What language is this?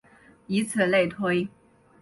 Chinese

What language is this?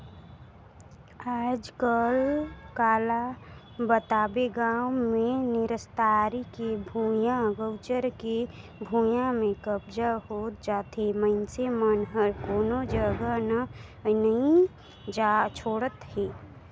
Chhattisgarhi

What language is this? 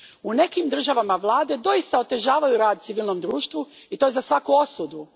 Croatian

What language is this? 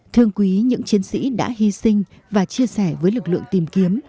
Vietnamese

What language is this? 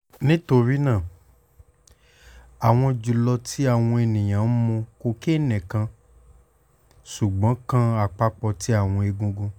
Yoruba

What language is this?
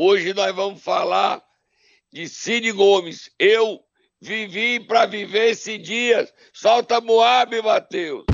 Portuguese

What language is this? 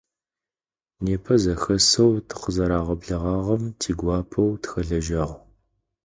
Adyghe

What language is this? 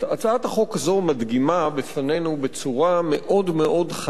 Hebrew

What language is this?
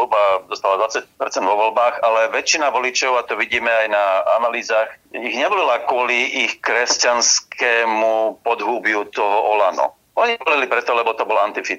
Slovak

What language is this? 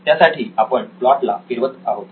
Marathi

